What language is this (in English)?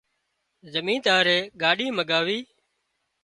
Wadiyara Koli